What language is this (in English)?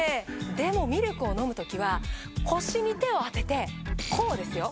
Japanese